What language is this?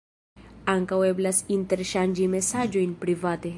Esperanto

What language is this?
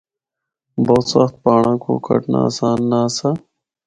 Northern Hindko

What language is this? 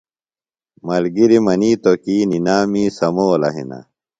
Phalura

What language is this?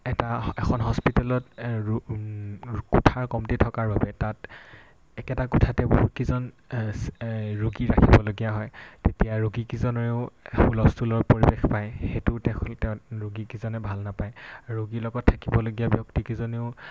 Assamese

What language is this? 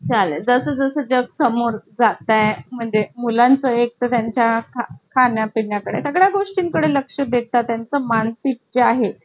Marathi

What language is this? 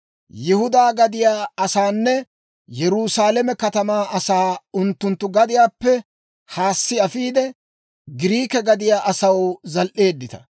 Dawro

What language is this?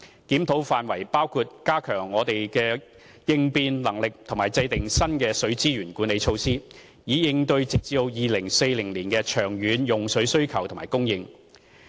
Cantonese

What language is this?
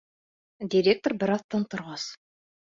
Bashkir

